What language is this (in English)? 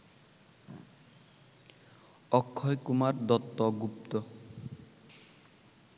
Bangla